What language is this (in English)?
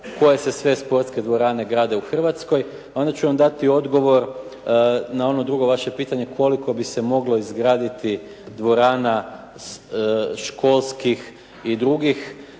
Croatian